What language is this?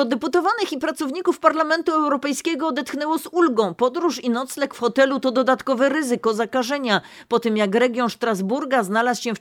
Polish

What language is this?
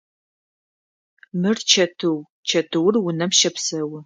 Adyghe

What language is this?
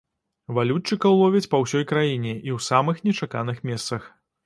Belarusian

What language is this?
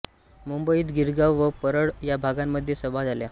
Marathi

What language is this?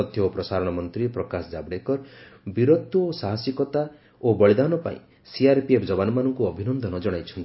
Odia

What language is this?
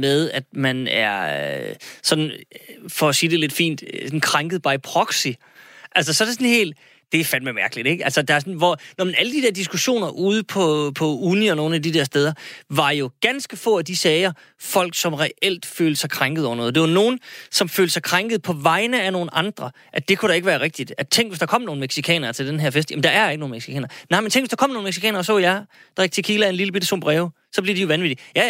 Danish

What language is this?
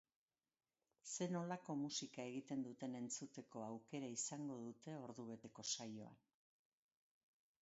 Basque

